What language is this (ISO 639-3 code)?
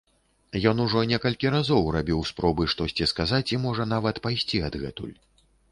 bel